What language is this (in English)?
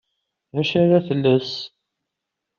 Kabyle